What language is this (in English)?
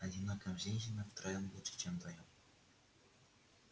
Russian